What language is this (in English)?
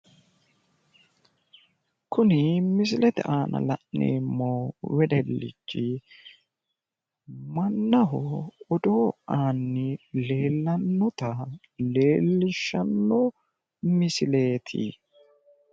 Sidamo